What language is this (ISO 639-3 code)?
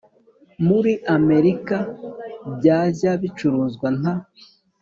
kin